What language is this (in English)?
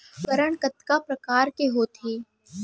Chhattisgarhi